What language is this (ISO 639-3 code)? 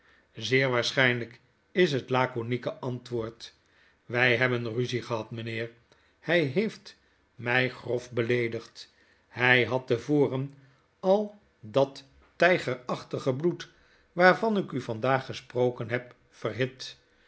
nld